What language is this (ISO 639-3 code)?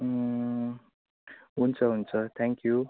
nep